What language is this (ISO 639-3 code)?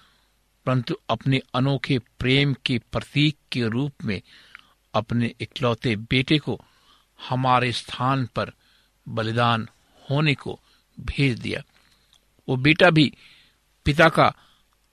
hin